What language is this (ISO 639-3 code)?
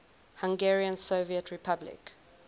eng